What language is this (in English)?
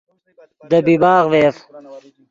Yidgha